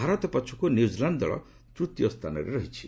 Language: Odia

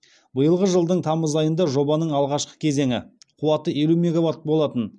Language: Kazakh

